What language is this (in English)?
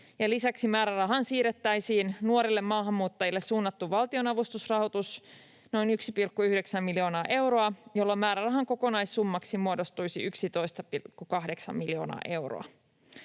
Finnish